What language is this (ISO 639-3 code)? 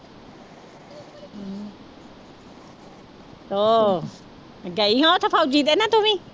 pan